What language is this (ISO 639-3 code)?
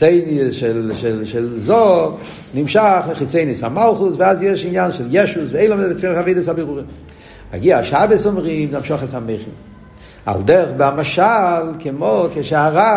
heb